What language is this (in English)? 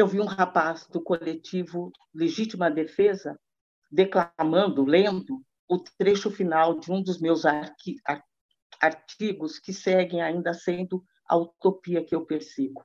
Portuguese